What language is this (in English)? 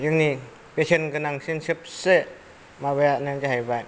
Bodo